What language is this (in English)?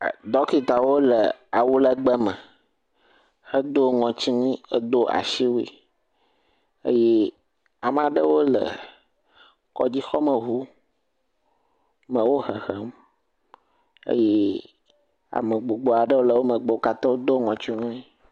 Ewe